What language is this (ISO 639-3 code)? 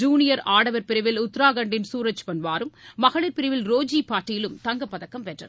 tam